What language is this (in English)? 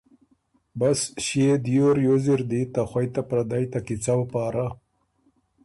Ormuri